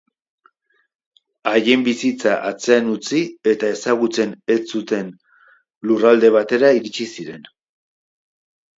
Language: Basque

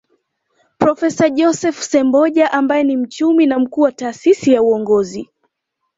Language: Swahili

